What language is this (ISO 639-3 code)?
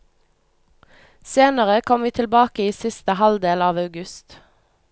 nor